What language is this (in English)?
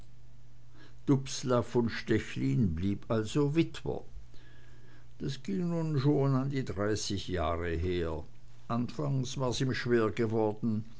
German